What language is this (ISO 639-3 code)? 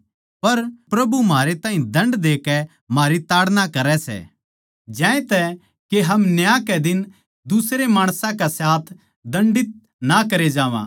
bgc